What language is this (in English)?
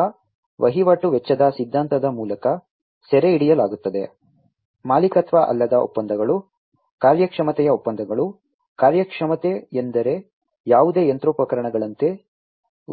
Kannada